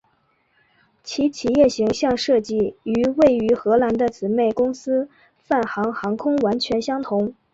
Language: Chinese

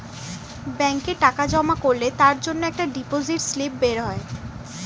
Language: Bangla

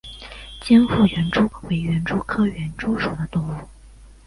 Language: Chinese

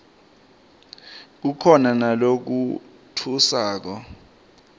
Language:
Swati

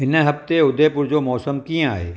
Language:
Sindhi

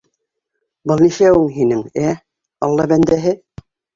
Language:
Bashkir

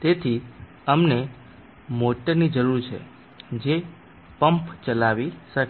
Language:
Gujarati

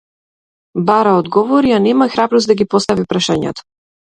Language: Macedonian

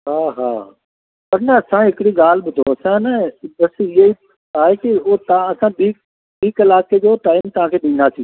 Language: Sindhi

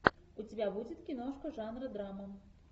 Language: Russian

